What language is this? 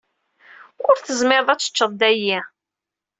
Kabyle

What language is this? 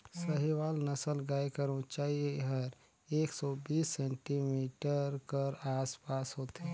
Chhattisgarhi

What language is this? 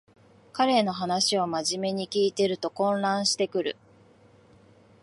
Japanese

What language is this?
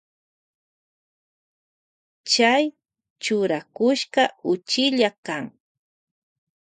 Loja Highland Quichua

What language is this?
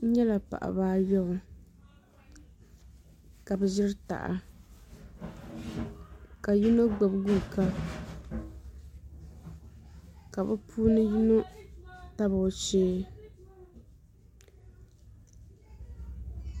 Dagbani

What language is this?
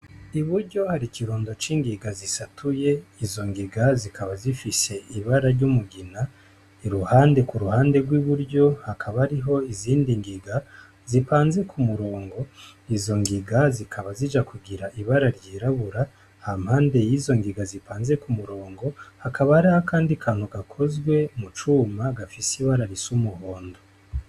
Rundi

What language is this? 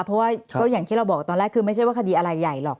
Thai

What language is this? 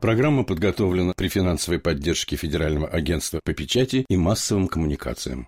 Russian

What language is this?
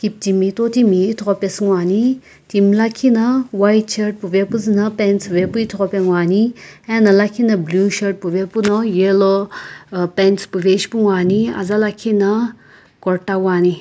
Sumi Naga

